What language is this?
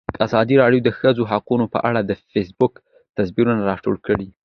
Pashto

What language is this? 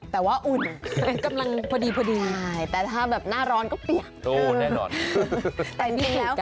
Thai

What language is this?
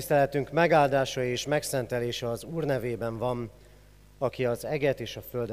Hungarian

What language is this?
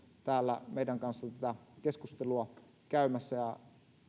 Finnish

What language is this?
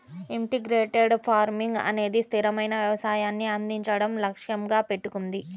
Telugu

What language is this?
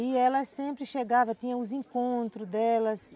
Portuguese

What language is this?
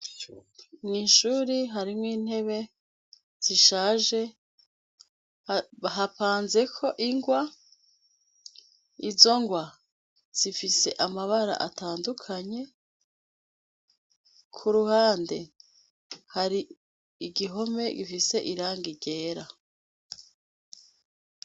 Rundi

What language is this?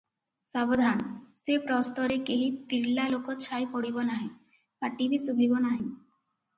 Odia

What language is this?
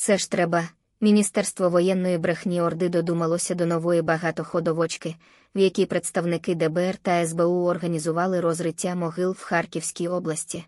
Ukrainian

